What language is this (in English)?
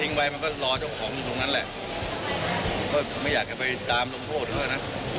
Thai